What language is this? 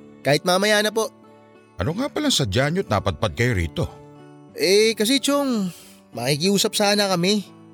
Filipino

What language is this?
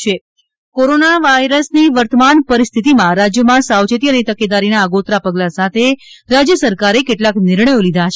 Gujarati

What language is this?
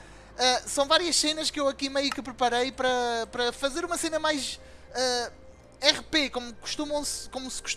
Portuguese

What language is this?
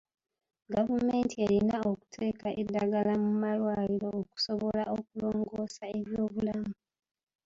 Ganda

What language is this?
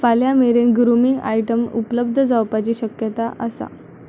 Konkani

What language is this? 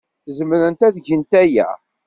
Kabyle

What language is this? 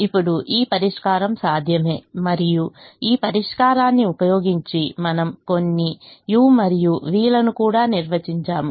Telugu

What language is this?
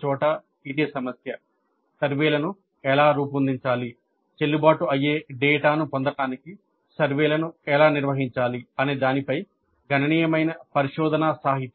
Telugu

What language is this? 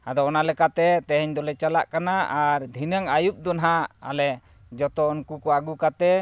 Santali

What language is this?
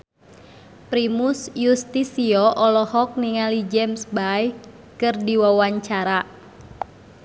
Sundanese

